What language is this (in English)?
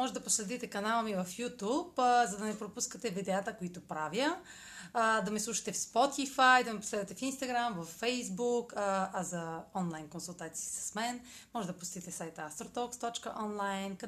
Bulgarian